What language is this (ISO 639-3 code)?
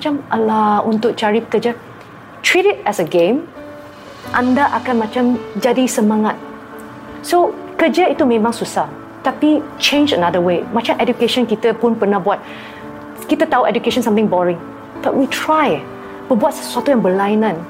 msa